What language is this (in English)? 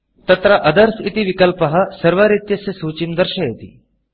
Sanskrit